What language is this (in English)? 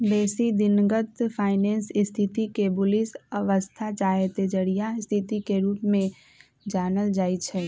Magahi